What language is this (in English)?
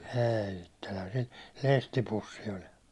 Finnish